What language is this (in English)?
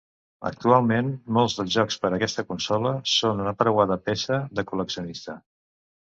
Catalan